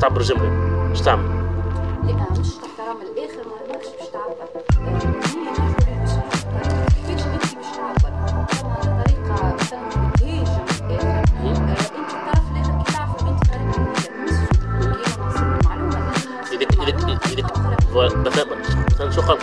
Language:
Arabic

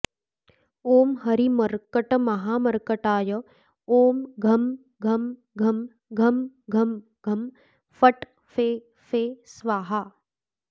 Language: Sanskrit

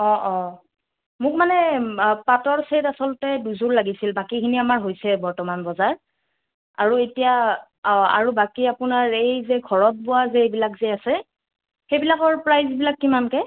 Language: Assamese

